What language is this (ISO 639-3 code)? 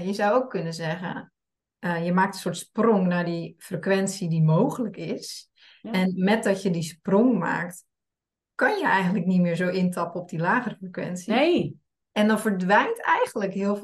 nld